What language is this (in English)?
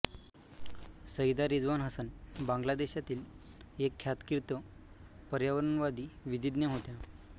Marathi